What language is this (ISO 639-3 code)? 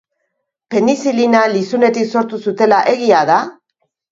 eus